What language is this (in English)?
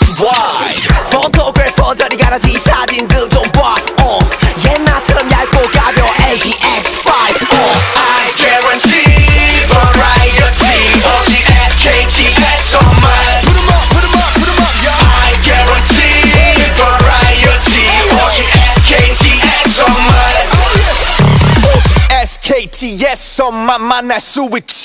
Polish